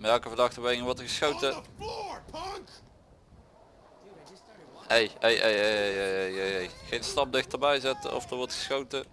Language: Dutch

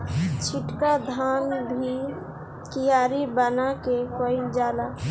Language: Bhojpuri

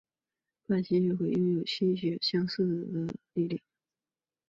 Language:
Chinese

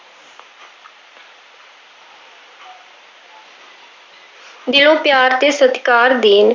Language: Punjabi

